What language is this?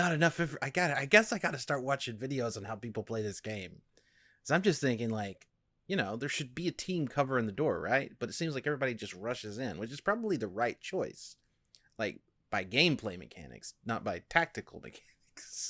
English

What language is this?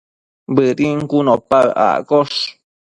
Matsés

